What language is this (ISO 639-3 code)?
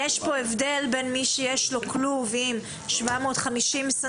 heb